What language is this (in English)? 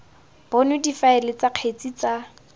Tswana